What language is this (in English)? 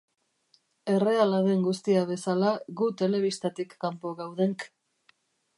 Basque